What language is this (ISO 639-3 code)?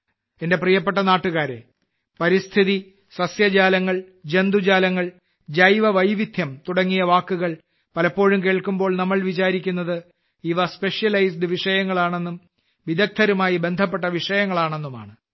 mal